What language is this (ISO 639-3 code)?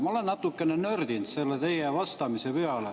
est